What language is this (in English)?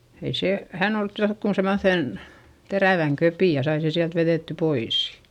Finnish